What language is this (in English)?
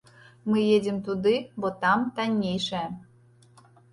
Belarusian